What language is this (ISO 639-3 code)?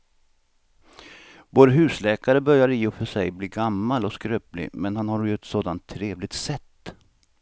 swe